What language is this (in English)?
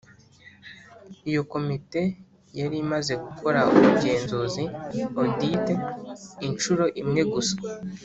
Kinyarwanda